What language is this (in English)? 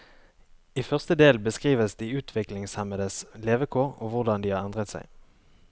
Norwegian